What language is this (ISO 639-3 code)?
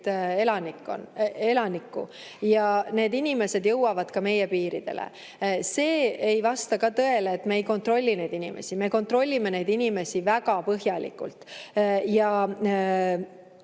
est